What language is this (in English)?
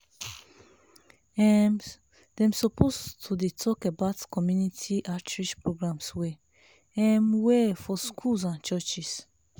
Nigerian Pidgin